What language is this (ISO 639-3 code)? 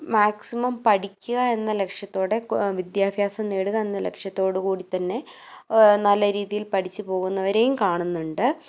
mal